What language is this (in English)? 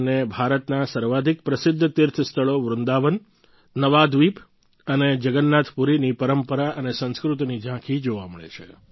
Gujarati